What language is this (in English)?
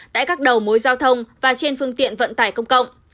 Vietnamese